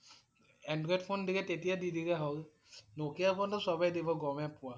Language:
Assamese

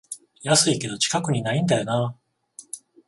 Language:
Japanese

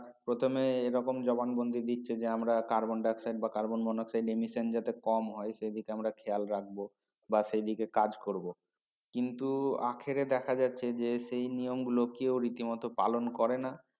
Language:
Bangla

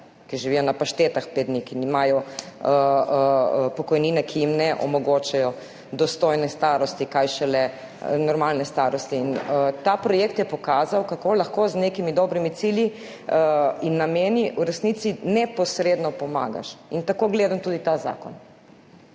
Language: Slovenian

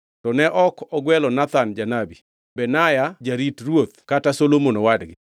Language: Luo (Kenya and Tanzania)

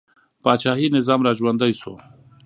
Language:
Pashto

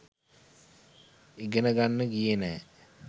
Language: Sinhala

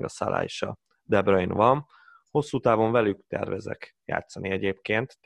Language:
Hungarian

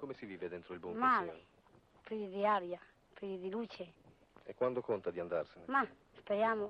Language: Italian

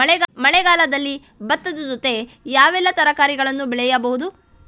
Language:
Kannada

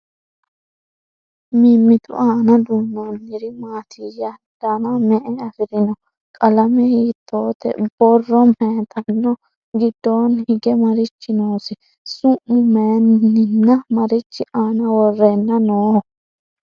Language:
Sidamo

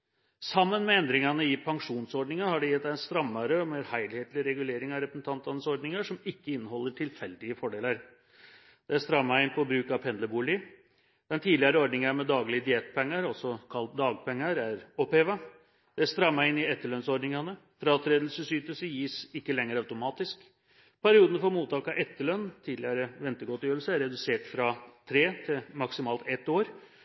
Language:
Norwegian Bokmål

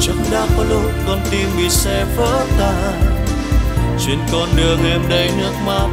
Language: Vietnamese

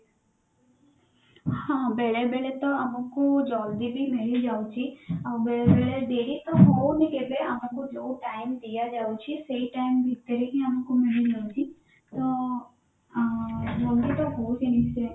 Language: Odia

